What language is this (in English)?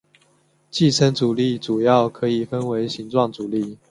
Chinese